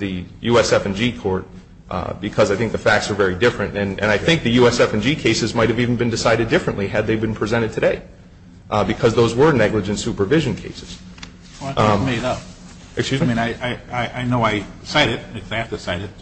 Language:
English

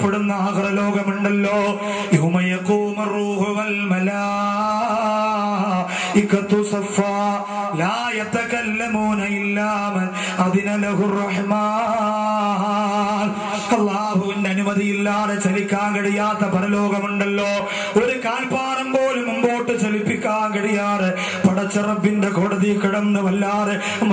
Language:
Malayalam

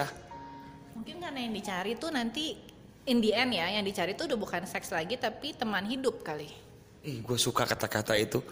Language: Indonesian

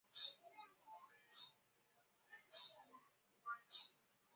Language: Chinese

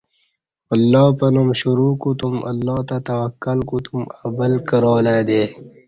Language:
Kati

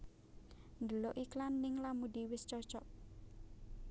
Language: Javanese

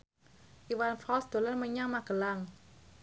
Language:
Javanese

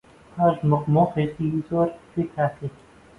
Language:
Central Kurdish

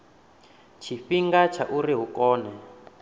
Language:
Venda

